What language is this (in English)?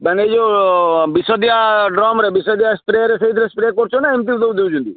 Odia